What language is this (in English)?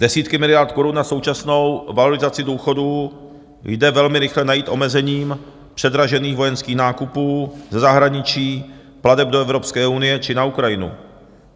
Czech